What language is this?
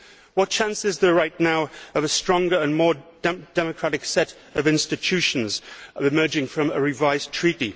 English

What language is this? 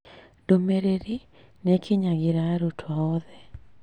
Kikuyu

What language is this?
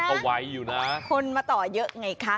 Thai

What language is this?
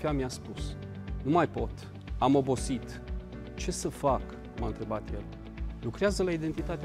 Romanian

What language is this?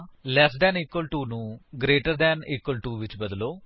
Punjabi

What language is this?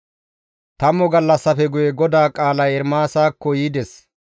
Gamo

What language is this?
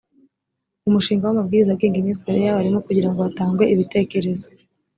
Kinyarwanda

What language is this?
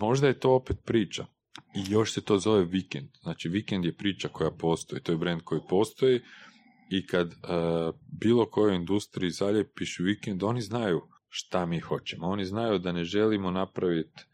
Croatian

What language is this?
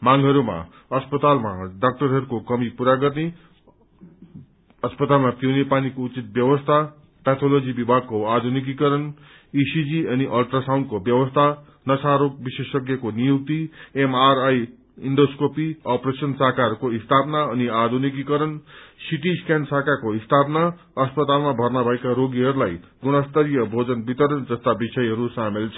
Nepali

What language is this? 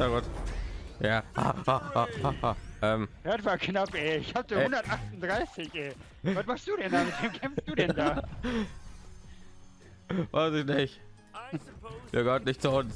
German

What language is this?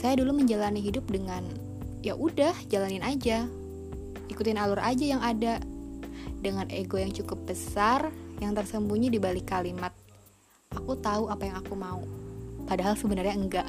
Indonesian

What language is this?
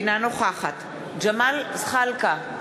Hebrew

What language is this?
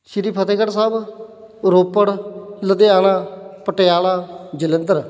Punjabi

